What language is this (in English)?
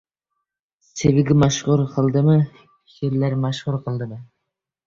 Uzbek